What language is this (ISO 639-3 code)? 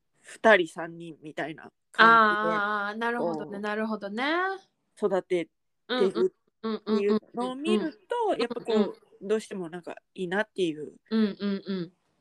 jpn